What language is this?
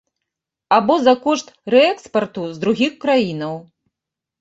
Belarusian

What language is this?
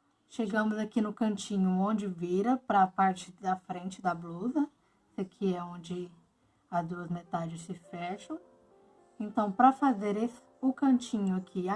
Portuguese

